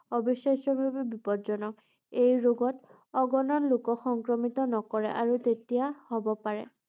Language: Assamese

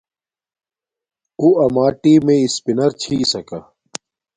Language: Domaaki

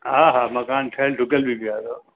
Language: Sindhi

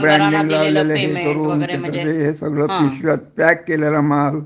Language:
Marathi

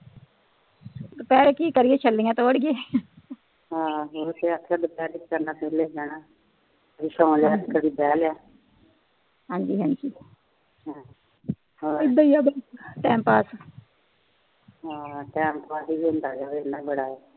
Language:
Punjabi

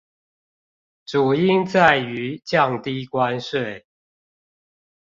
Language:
Chinese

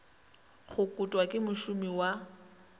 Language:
Northern Sotho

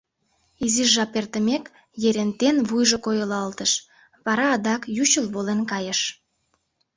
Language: Mari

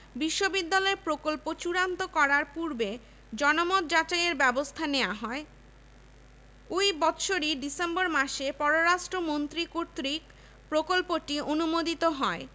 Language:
Bangla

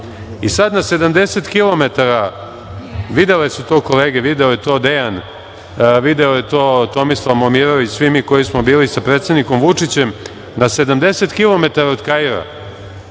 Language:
Serbian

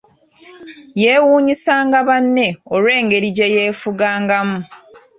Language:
Ganda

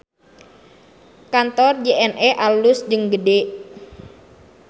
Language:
Sundanese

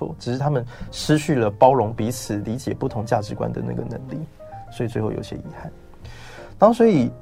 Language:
Chinese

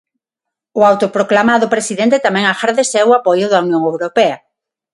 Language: Galician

